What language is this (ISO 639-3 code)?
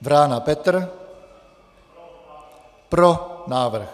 ces